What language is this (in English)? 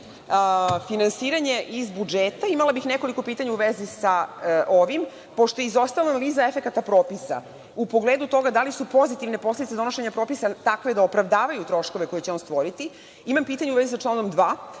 Serbian